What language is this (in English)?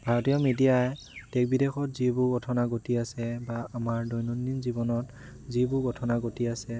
Assamese